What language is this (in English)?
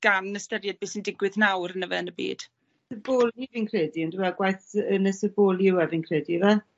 Welsh